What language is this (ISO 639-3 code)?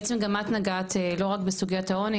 heb